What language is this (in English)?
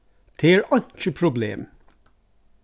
Faroese